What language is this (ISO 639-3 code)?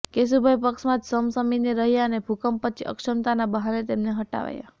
guj